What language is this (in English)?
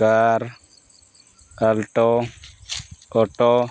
Santali